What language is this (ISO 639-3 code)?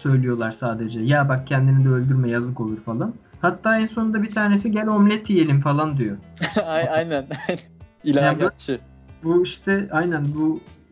tur